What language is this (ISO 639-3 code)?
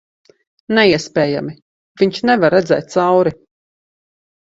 lav